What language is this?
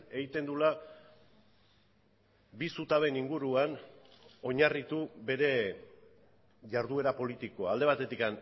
Basque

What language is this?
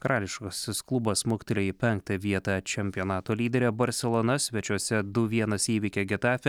Lithuanian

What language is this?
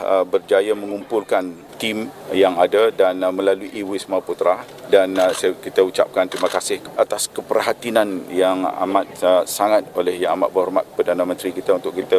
Malay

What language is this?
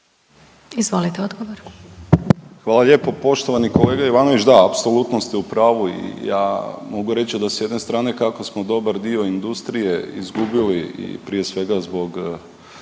Croatian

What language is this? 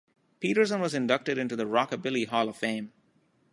English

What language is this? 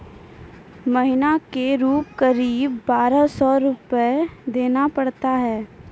Maithili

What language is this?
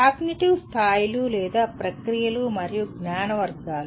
Telugu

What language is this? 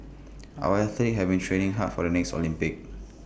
English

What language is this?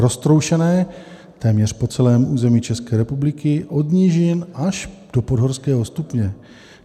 Czech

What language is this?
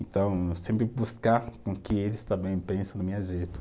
Portuguese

